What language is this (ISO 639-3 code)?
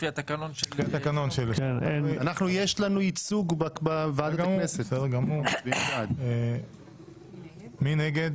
heb